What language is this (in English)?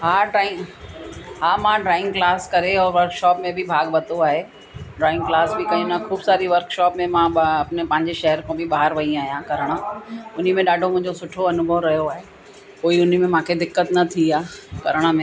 Sindhi